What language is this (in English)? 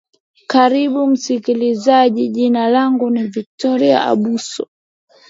Swahili